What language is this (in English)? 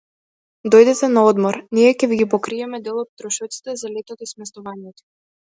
Macedonian